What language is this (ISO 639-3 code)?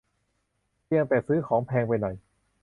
tha